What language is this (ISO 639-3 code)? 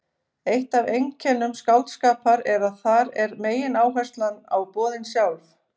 isl